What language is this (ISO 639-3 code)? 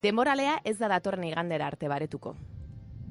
eus